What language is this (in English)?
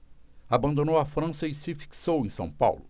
Portuguese